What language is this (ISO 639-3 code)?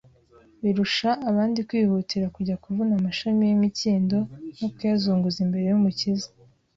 kin